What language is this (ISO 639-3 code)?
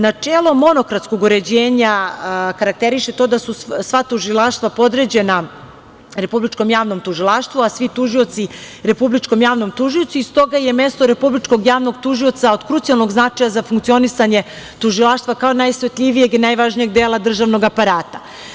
srp